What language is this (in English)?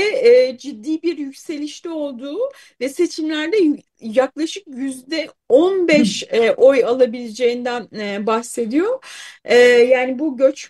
Turkish